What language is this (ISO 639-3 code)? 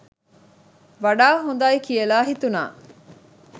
sin